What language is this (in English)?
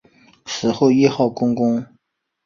Chinese